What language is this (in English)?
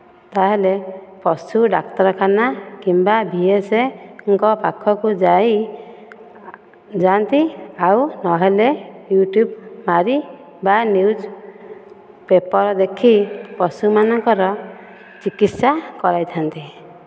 Odia